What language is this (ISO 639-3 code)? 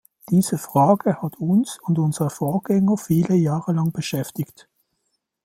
deu